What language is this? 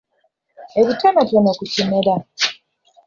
Ganda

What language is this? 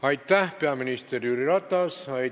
Estonian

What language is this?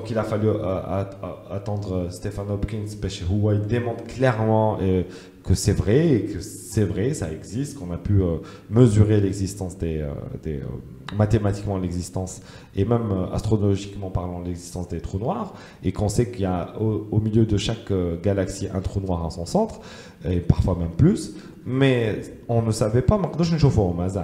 French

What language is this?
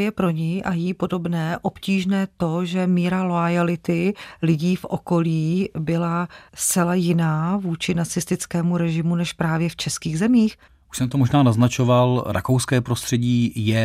Czech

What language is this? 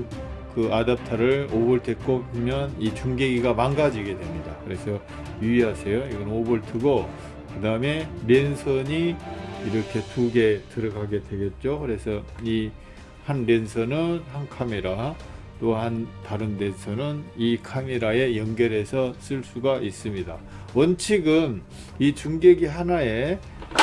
Korean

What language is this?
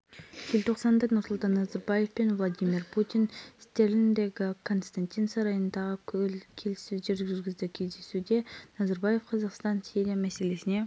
Kazakh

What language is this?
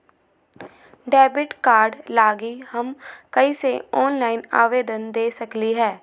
Magahi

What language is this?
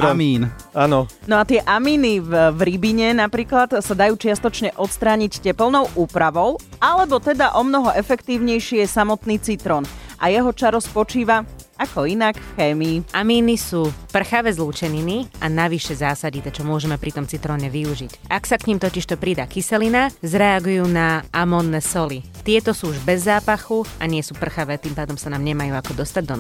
Slovak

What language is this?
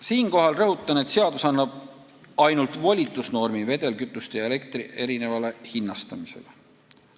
Estonian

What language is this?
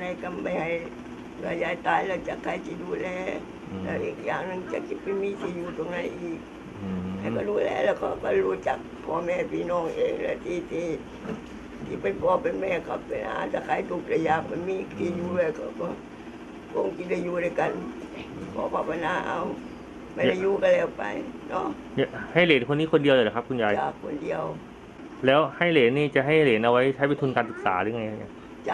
Thai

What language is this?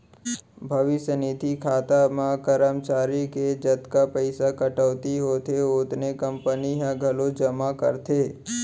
Chhattisgarhi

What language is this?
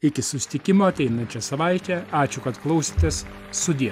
Lithuanian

